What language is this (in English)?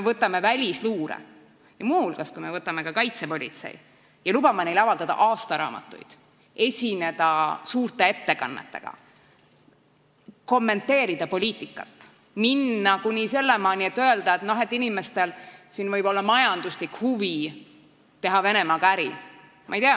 Estonian